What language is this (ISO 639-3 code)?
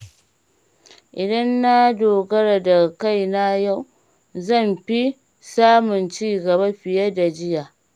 hau